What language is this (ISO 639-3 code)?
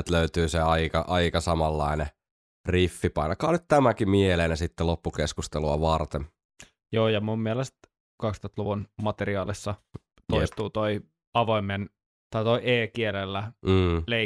fin